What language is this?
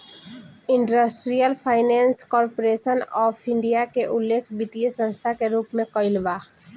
Bhojpuri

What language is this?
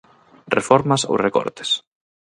Galician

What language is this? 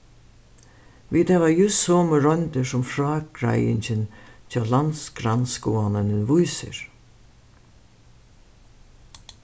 Faroese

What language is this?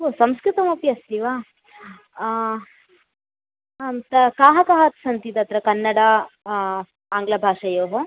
Sanskrit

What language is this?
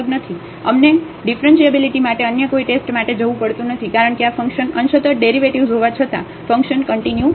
Gujarati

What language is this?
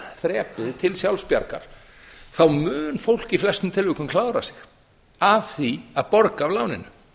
Icelandic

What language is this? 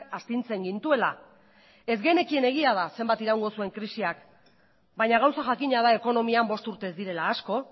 Basque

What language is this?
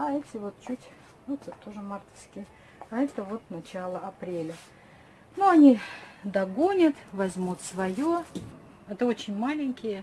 Russian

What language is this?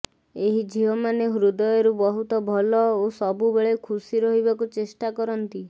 Odia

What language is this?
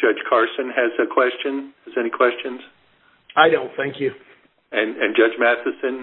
English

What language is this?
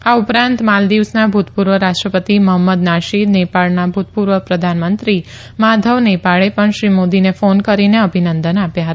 Gujarati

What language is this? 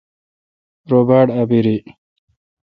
Kalkoti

